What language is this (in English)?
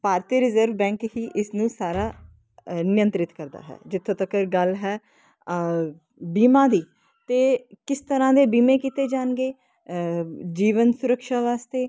Punjabi